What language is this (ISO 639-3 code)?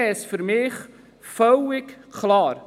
gsw